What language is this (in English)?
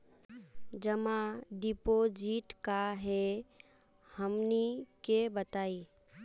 Magahi